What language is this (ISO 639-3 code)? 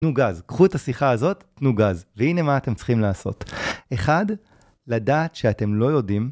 heb